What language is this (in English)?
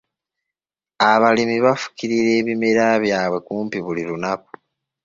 Ganda